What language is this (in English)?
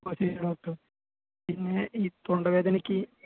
Malayalam